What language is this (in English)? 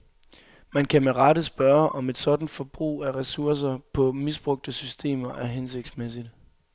Danish